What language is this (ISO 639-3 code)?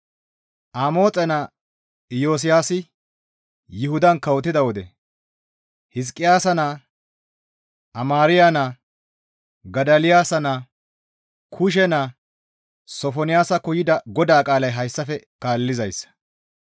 gmv